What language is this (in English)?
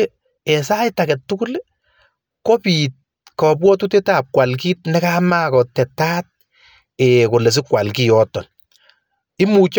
Kalenjin